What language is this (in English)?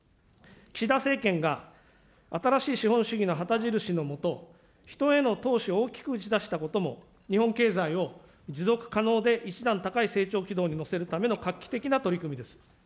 Japanese